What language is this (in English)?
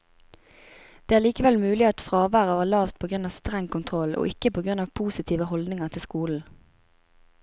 Norwegian